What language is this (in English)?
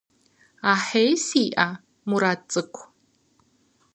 Kabardian